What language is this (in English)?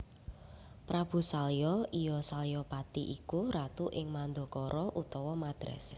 Javanese